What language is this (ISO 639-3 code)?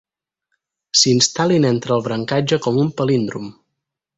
cat